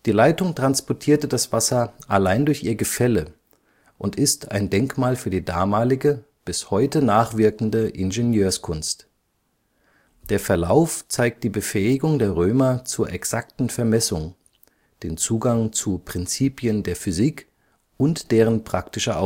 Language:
German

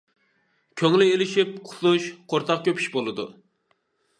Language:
Uyghur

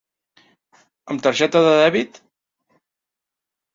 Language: Catalan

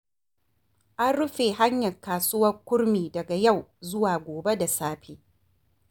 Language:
Hausa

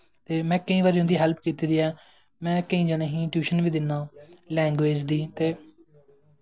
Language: Dogri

